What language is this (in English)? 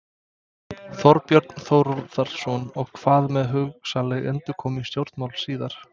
Icelandic